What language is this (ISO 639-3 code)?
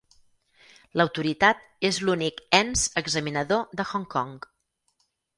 cat